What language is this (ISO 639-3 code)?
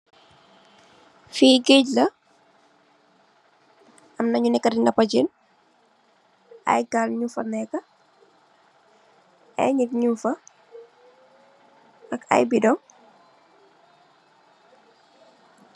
wol